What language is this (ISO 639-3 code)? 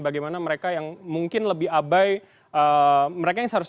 ind